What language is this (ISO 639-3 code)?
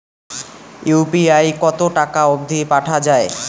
ben